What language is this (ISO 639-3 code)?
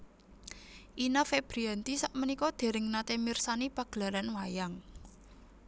jav